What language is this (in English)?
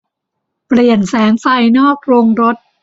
Thai